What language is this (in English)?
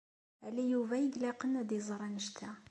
Kabyle